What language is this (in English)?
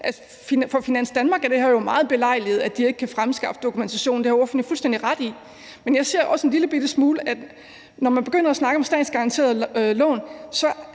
Danish